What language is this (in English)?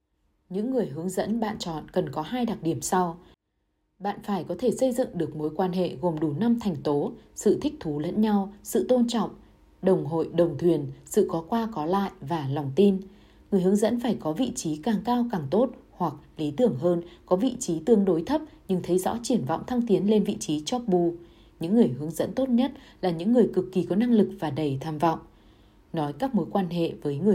Vietnamese